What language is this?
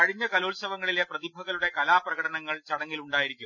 Malayalam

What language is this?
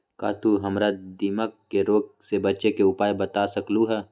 Magahi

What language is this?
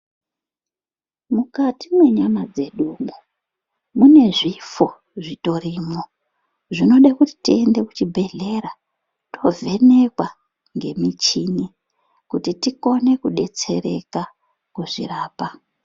Ndau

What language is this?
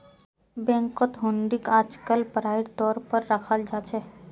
Magahi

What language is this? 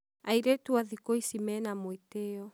Kikuyu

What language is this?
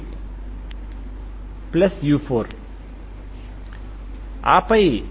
Telugu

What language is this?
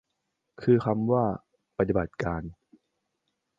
Thai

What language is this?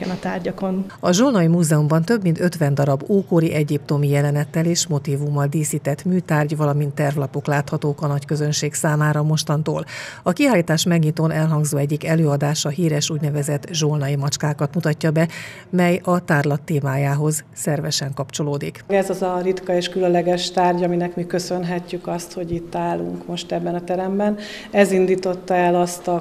Hungarian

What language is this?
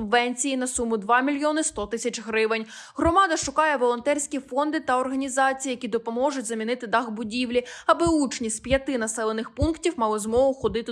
Ukrainian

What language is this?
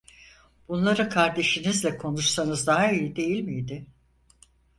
Turkish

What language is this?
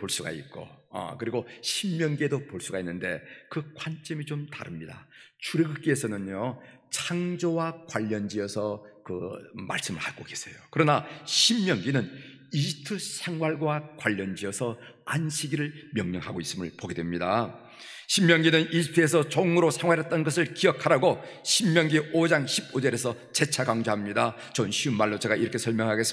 Korean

